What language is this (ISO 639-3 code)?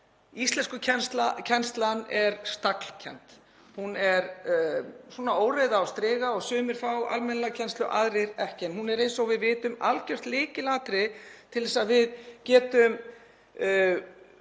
isl